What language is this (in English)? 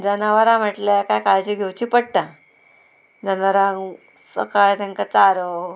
Konkani